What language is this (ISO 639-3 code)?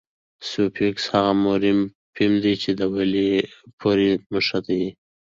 pus